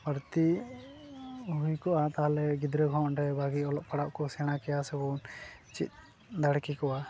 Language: Santali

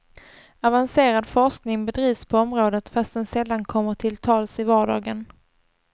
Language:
Swedish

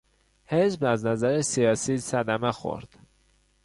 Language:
Persian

